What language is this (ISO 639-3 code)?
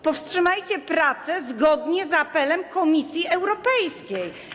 pol